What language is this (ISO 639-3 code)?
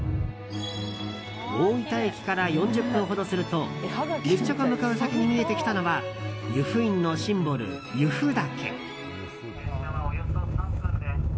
jpn